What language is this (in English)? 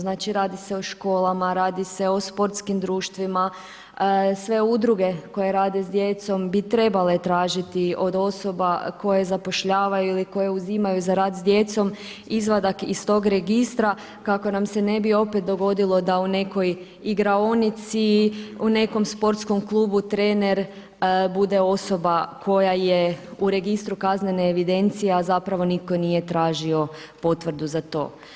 Croatian